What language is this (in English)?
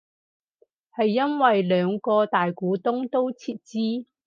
Cantonese